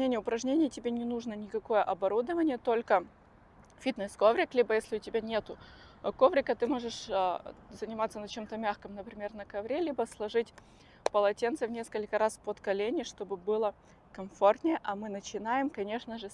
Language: Russian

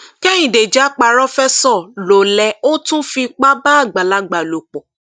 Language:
Yoruba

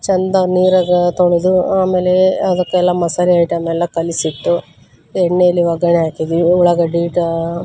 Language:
Kannada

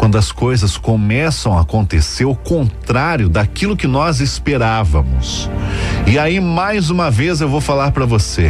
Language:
Portuguese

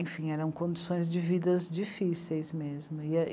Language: Portuguese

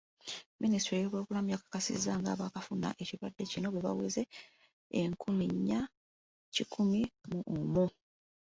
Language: Ganda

